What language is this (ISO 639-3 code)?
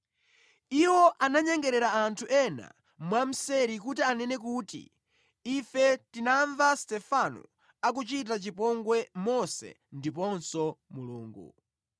nya